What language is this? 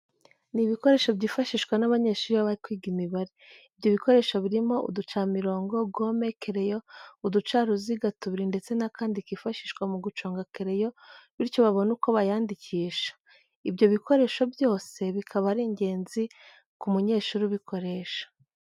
Kinyarwanda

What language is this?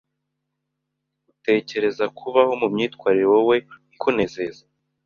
Kinyarwanda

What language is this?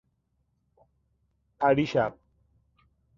Persian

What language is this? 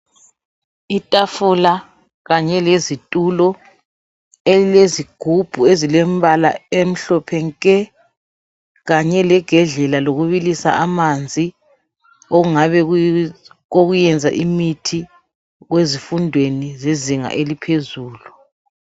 North Ndebele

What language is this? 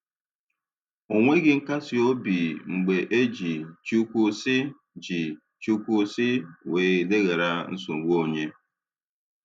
Igbo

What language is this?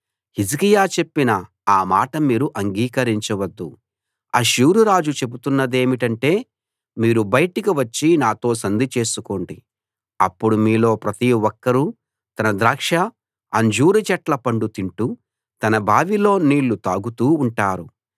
Telugu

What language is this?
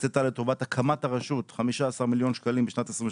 Hebrew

